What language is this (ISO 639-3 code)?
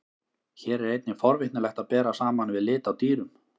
isl